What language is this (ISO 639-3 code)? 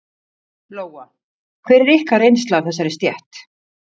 isl